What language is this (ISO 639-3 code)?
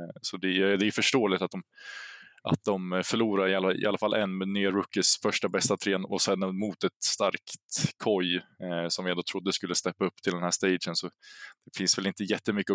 swe